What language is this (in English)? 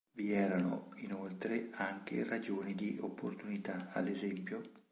Italian